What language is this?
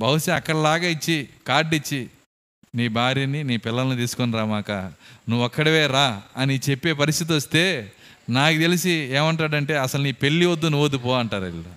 Telugu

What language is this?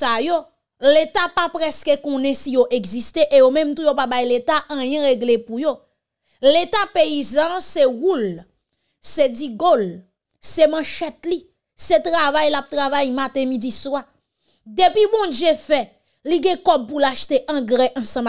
French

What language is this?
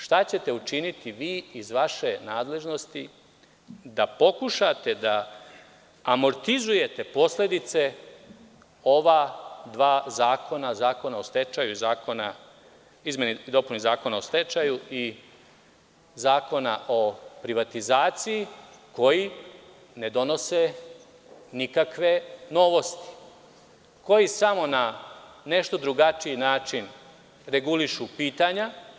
Serbian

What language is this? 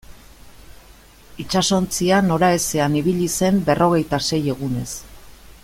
Basque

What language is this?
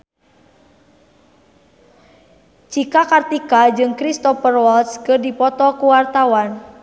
Sundanese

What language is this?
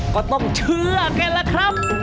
Thai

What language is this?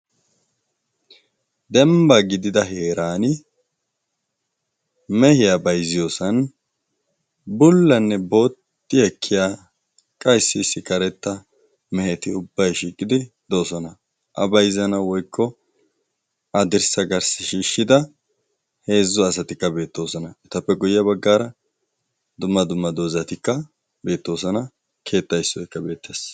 Wolaytta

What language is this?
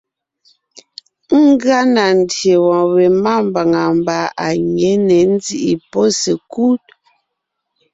Ngiemboon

